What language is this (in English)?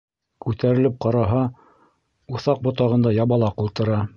Bashkir